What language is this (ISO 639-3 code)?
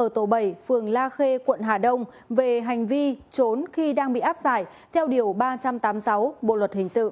vie